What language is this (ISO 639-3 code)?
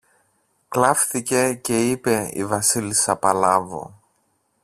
ell